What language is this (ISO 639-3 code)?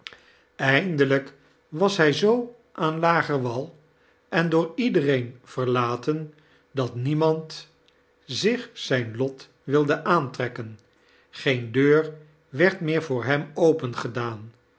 nld